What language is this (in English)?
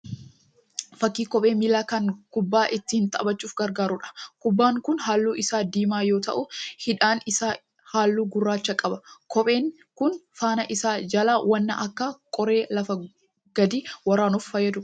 Oromo